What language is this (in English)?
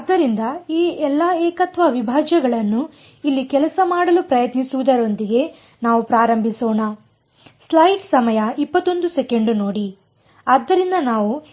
Kannada